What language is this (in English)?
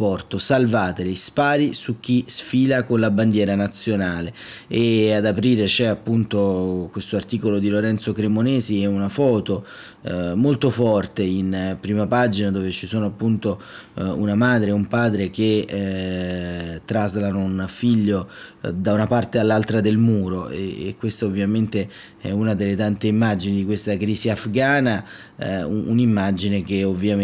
Italian